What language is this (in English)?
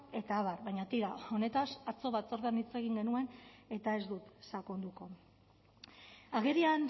Basque